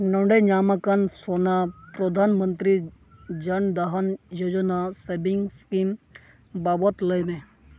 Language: Santali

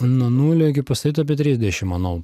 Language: Lithuanian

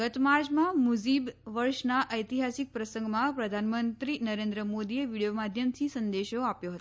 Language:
Gujarati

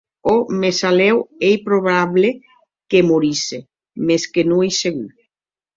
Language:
Occitan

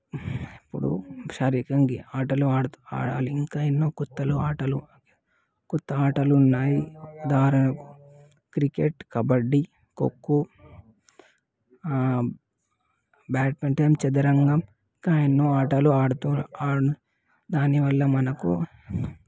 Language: Telugu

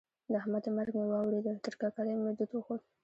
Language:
Pashto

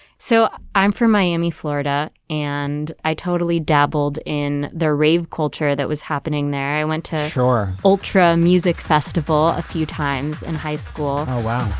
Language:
English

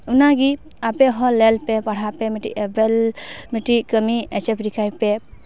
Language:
Santali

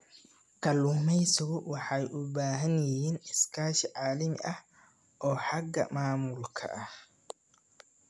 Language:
Somali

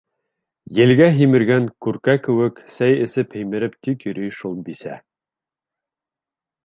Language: Bashkir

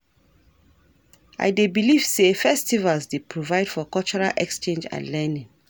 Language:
Nigerian Pidgin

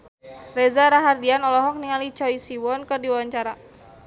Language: Sundanese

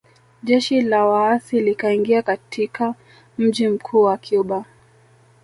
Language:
Swahili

